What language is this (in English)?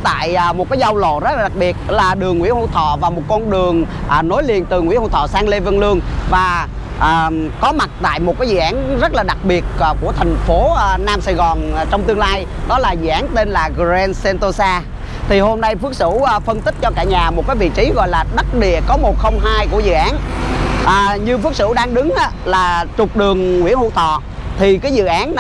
Vietnamese